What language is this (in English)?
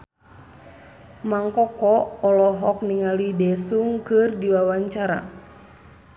Sundanese